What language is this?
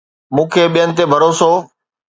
Sindhi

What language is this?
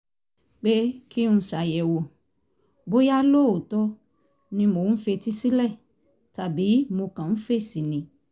Yoruba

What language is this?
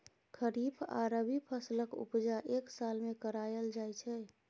Maithili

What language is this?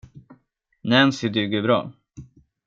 Swedish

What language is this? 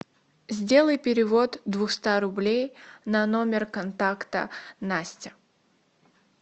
Russian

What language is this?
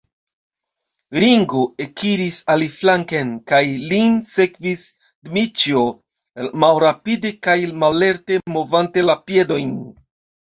Esperanto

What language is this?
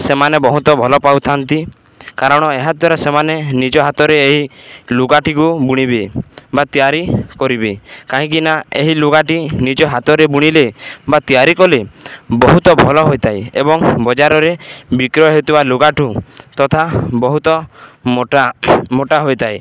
Odia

